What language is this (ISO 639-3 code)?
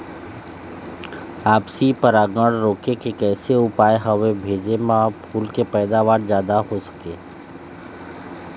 hne